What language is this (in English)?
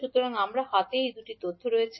Bangla